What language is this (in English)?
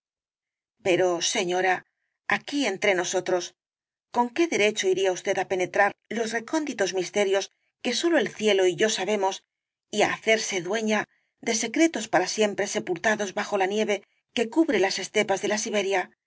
Spanish